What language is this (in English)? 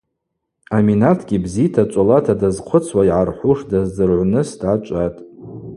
Abaza